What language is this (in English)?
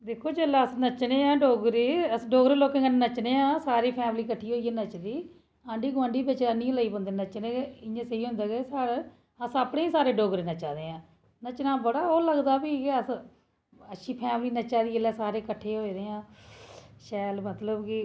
Dogri